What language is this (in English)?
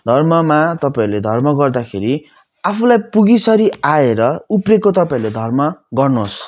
Nepali